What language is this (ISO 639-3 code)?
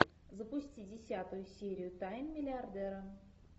rus